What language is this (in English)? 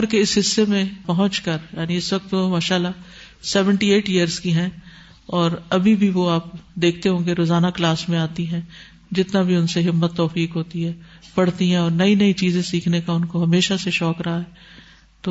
Urdu